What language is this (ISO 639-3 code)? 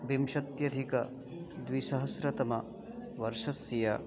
san